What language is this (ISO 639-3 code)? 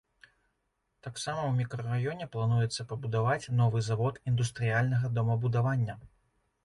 bel